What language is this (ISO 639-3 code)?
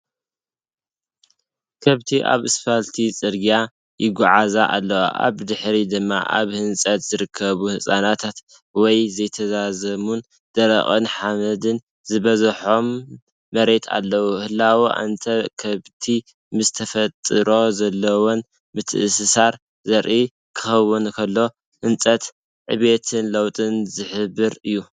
tir